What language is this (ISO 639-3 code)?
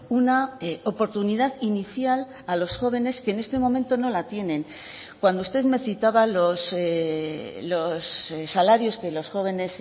spa